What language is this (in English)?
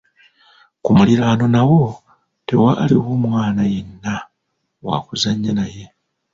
Ganda